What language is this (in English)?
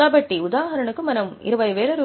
Telugu